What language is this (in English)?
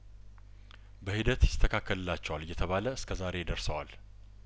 Amharic